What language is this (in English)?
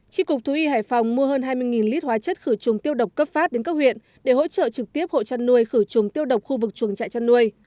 Vietnamese